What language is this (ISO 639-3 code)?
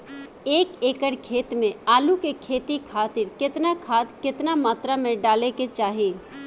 bho